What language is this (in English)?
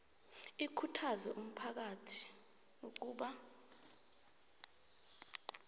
South Ndebele